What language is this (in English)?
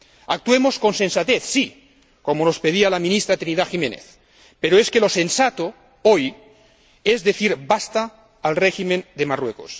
Spanish